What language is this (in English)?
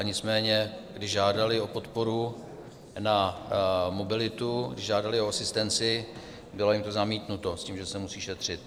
Czech